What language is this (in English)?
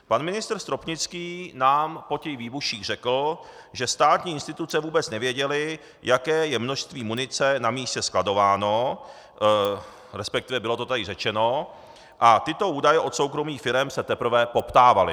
Czech